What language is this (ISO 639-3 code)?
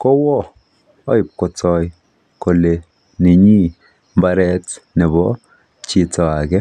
kln